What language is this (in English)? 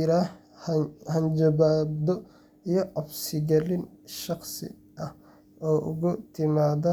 Somali